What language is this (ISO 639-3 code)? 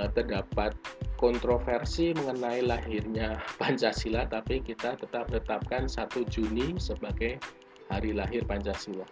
ind